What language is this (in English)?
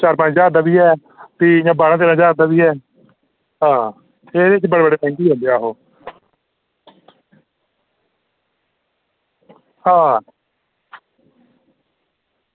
Dogri